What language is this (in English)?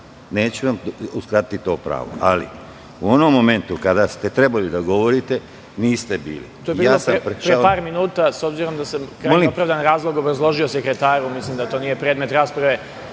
Serbian